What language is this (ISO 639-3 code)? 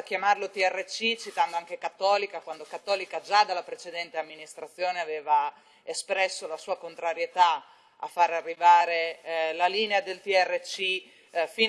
ita